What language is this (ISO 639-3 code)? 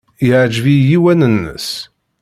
kab